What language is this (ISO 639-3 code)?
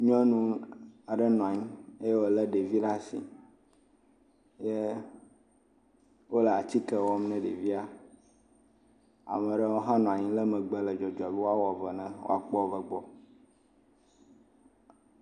ewe